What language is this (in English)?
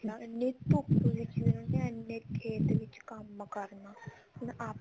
Punjabi